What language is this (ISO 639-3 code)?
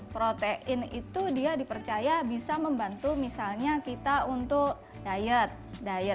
ind